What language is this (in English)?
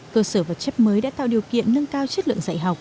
Vietnamese